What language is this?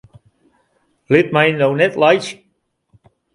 Western Frisian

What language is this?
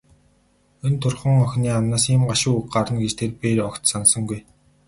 Mongolian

